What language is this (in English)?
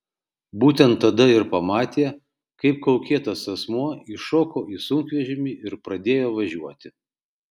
Lithuanian